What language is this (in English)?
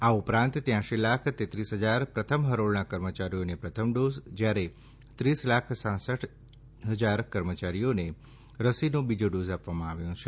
Gujarati